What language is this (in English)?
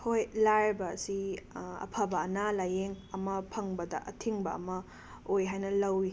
Manipuri